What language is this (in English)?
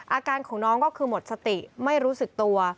Thai